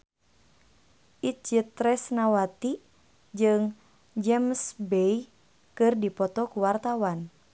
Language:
Sundanese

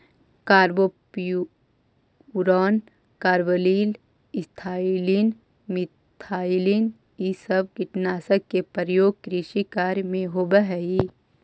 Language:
Magahi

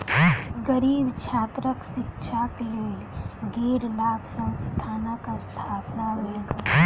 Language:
Maithili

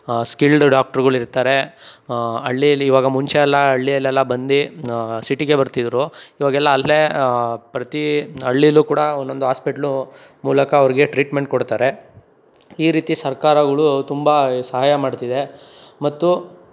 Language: Kannada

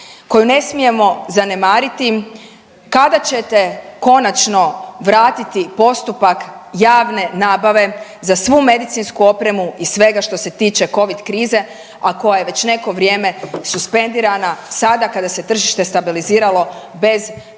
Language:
Croatian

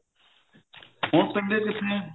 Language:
Punjabi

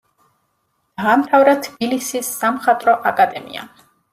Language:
Georgian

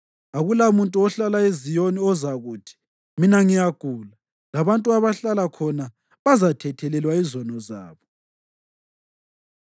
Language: North Ndebele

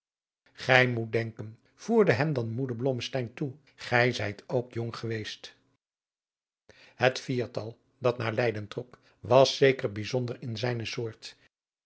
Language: Dutch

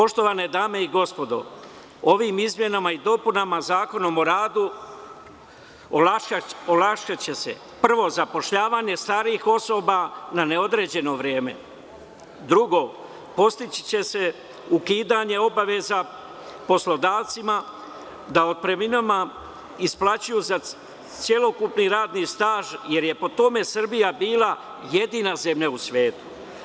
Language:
Serbian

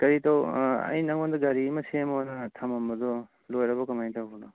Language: Manipuri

